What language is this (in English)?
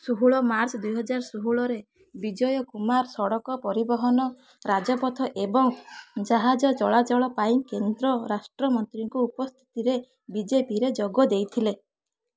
Odia